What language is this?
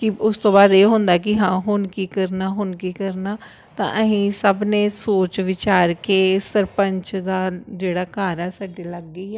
Punjabi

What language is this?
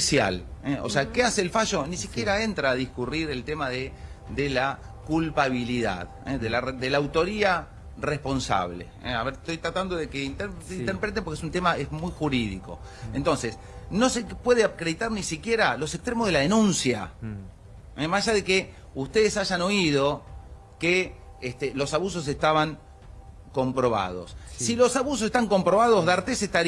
Spanish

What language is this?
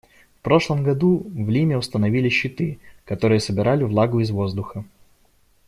Russian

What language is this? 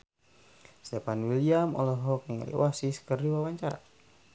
Sundanese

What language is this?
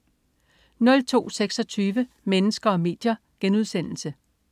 Danish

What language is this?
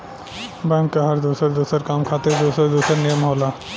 Bhojpuri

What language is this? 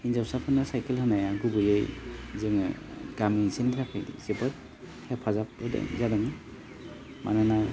Bodo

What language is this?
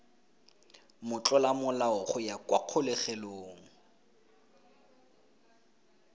Tswana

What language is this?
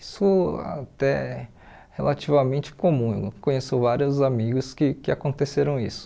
Portuguese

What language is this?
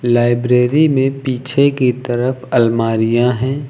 Hindi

